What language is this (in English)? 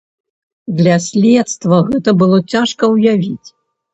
Belarusian